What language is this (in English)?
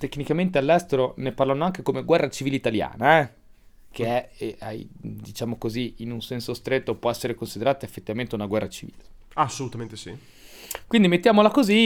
Italian